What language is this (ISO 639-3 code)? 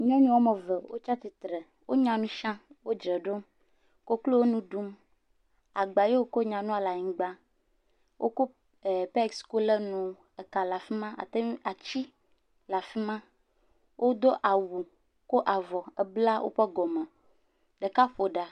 ewe